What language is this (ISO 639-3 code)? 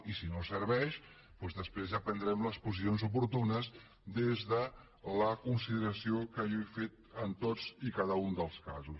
cat